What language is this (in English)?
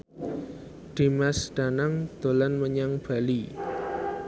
Javanese